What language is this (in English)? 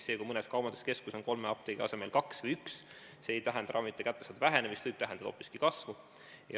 Estonian